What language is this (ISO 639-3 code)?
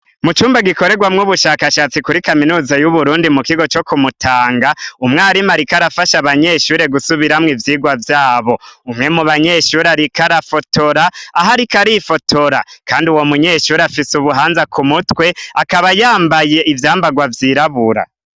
run